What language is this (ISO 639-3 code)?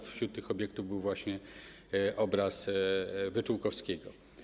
pol